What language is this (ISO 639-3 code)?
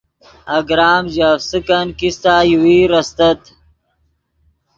ydg